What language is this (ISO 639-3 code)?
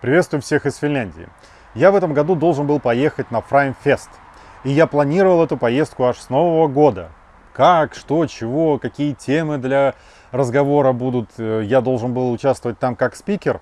rus